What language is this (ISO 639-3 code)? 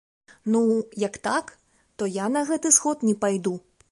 bel